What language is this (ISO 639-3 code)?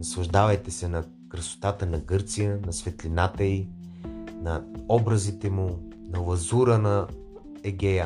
bul